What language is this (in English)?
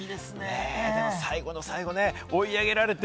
Japanese